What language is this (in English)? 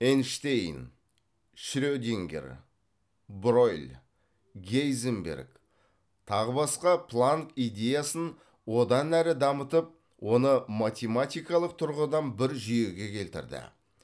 Kazakh